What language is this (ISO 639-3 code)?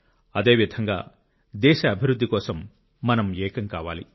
tel